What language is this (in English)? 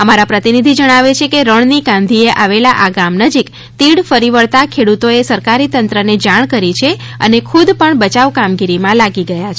Gujarati